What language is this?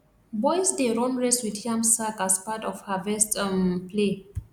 Nigerian Pidgin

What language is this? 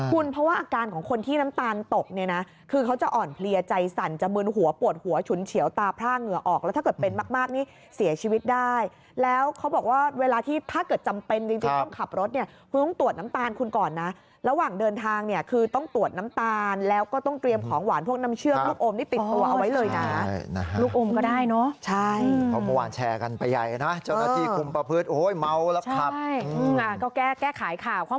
Thai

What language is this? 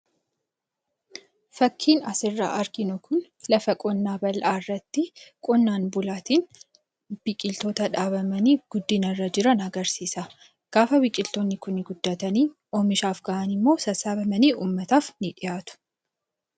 Oromo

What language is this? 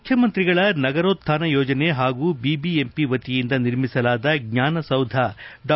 Kannada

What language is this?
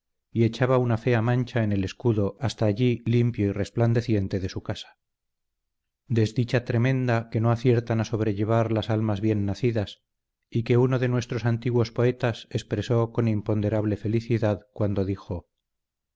Spanish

